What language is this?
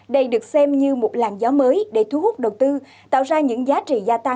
Vietnamese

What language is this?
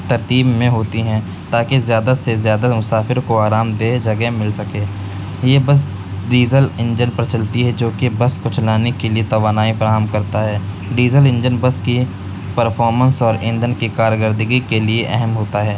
Urdu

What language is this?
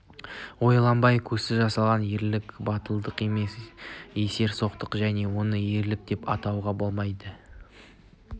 Kazakh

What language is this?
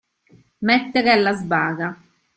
Italian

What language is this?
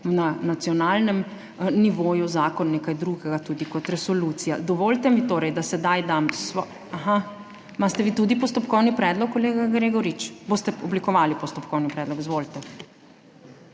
Slovenian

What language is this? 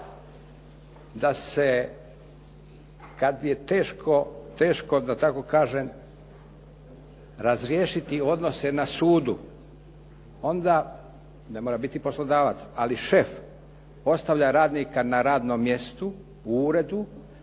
Croatian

